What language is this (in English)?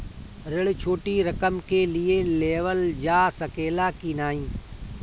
Bhojpuri